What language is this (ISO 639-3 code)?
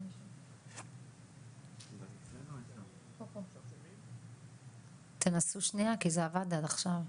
heb